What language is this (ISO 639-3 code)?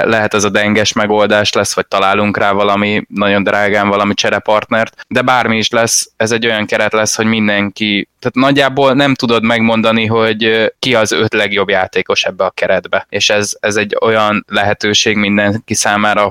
hun